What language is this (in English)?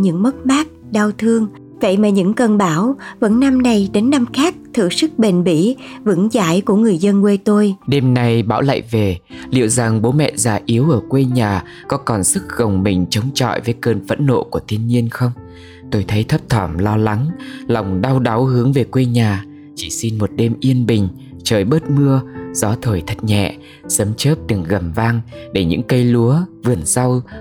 Vietnamese